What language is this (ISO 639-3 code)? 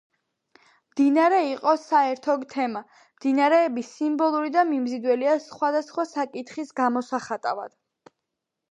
kat